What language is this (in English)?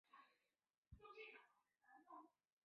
Chinese